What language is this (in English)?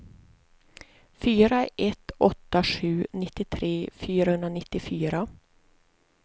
Swedish